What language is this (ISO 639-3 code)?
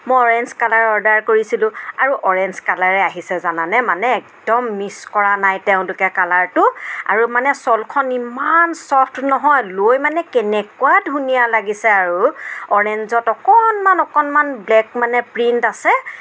asm